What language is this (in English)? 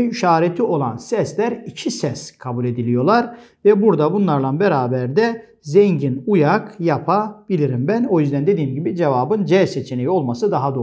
Turkish